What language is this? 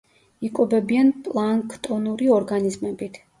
Georgian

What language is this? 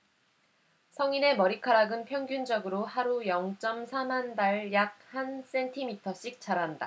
Korean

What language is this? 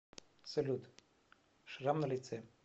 Russian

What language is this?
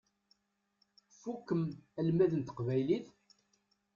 Kabyle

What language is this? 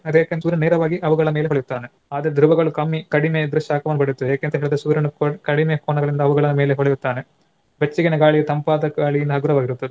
Kannada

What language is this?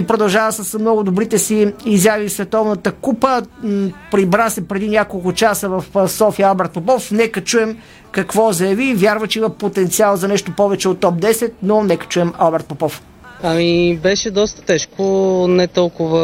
Bulgarian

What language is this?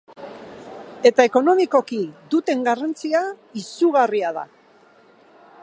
Basque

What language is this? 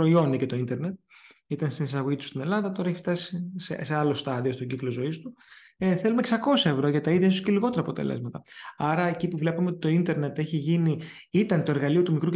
Greek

